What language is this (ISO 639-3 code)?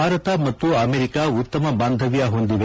kan